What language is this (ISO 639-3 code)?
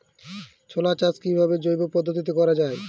ben